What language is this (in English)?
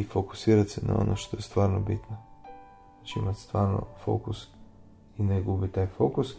Croatian